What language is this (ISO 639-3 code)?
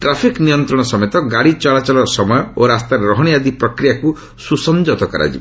ori